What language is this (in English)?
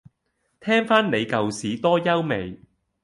Cantonese